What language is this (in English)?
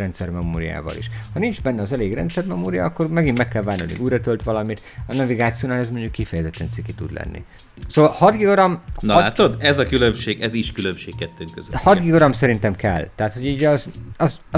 Hungarian